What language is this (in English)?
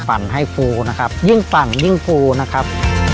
Thai